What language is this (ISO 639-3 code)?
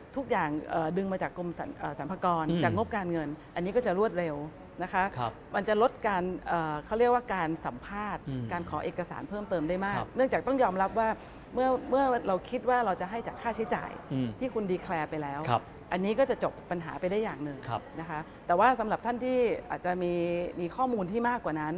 tha